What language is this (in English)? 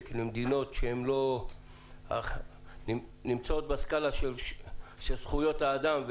Hebrew